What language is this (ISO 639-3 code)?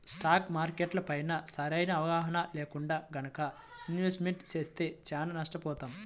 tel